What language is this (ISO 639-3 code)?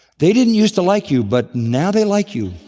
eng